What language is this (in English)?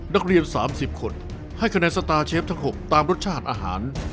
Thai